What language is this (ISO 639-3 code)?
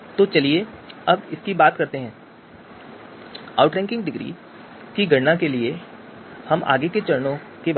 hin